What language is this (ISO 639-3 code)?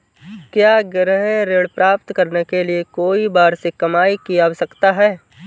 hin